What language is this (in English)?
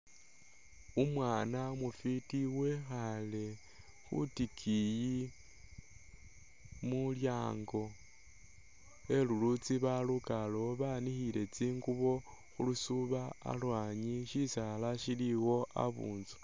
Masaaba